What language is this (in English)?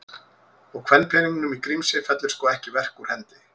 Icelandic